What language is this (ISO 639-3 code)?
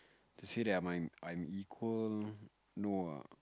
eng